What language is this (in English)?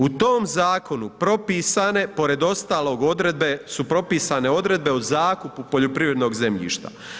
Croatian